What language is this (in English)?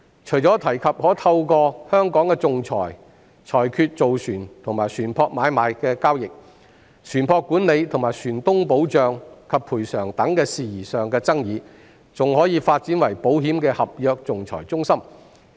Cantonese